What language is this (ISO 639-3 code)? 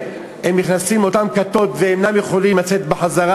heb